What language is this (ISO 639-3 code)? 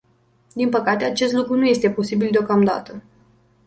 ron